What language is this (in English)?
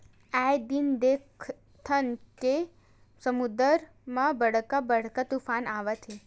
Chhattisgarhi